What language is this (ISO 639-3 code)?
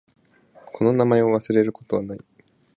jpn